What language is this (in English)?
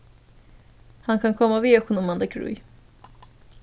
Faroese